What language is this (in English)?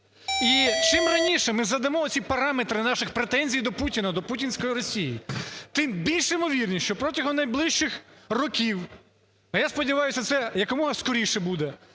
Ukrainian